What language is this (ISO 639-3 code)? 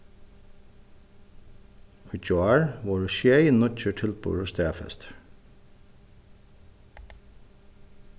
fao